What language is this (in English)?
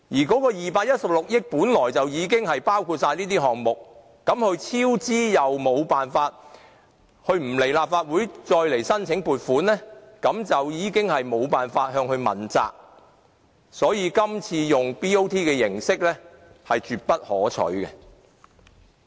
Cantonese